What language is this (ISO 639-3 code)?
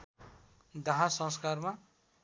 nep